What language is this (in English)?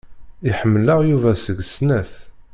Kabyle